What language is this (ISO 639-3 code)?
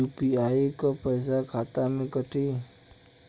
bho